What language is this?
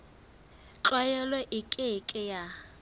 Southern Sotho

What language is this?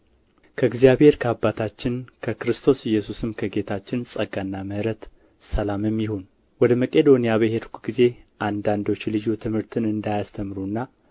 Amharic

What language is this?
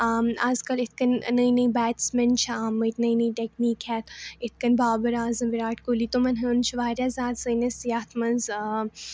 Kashmiri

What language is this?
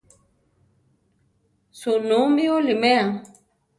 Central Tarahumara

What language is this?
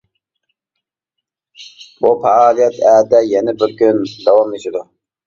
Uyghur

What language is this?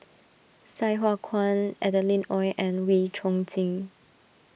English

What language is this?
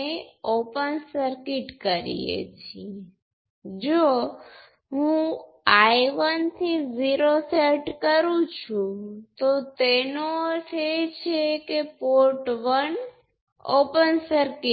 Gujarati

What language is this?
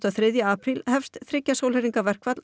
Icelandic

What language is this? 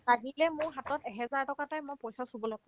Assamese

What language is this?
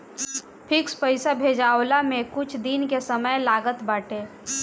Bhojpuri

